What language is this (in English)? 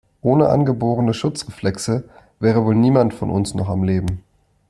German